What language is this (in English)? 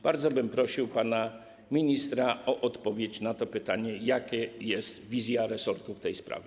Polish